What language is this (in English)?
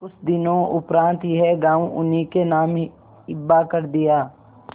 Hindi